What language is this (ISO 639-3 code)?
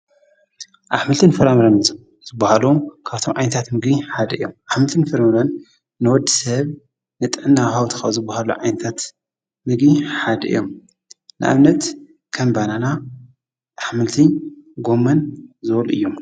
tir